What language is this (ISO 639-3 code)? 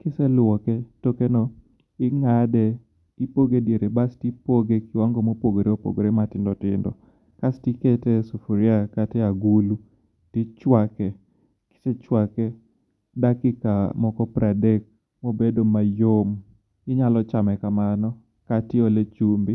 luo